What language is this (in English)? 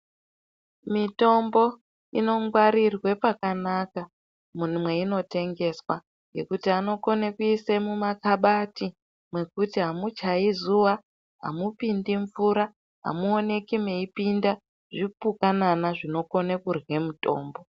Ndau